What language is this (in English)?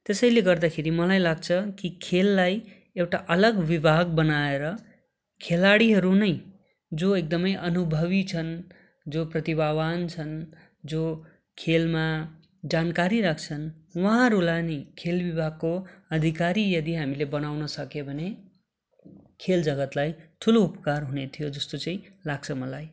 Nepali